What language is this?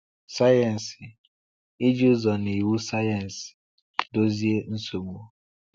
Igbo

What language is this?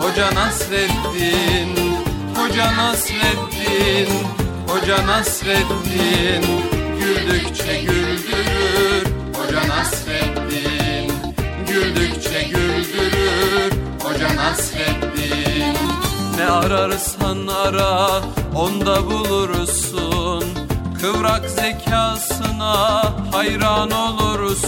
Turkish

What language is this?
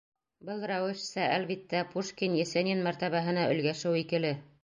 Bashkir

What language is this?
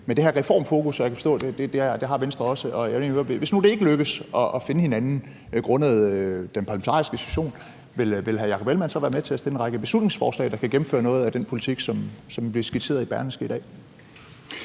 Danish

